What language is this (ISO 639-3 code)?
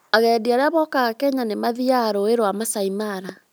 kik